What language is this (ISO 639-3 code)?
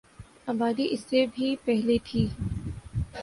urd